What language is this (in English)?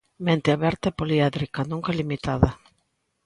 Galician